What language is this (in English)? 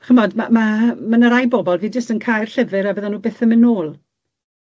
Welsh